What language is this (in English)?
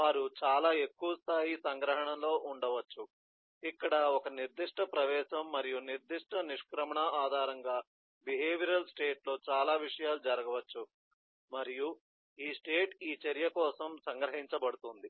Telugu